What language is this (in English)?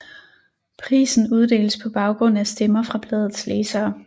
Danish